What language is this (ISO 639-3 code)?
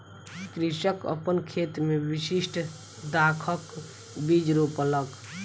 mai